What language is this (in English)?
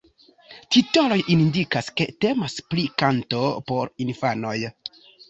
Esperanto